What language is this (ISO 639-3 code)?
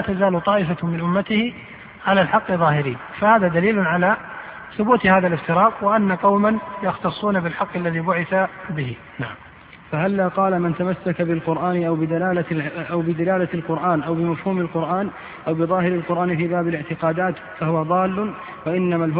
ara